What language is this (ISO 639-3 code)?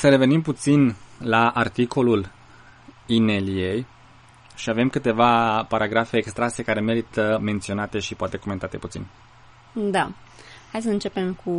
ron